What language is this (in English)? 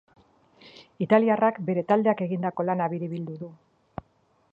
Basque